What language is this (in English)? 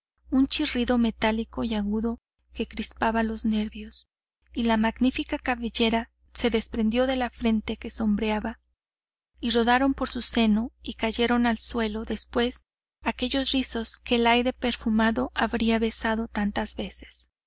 Spanish